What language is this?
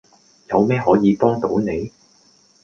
Cantonese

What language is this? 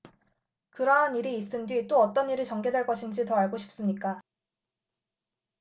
Korean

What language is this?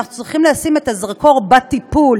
Hebrew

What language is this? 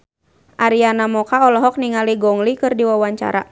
Sundanese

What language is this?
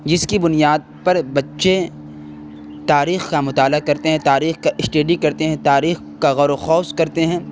Urdu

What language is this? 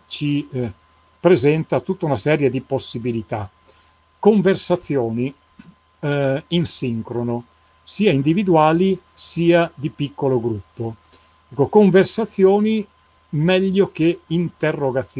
Italian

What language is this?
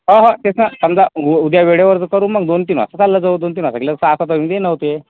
Marathi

